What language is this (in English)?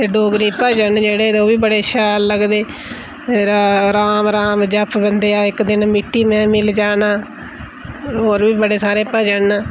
Dogri